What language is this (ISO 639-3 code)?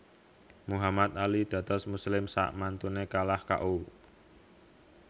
jav